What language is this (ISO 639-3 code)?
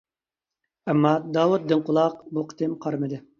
uig